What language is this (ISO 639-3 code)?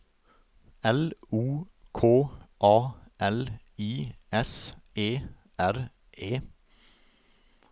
nor